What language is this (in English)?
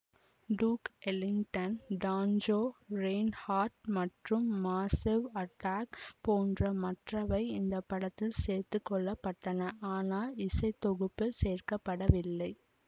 Tamil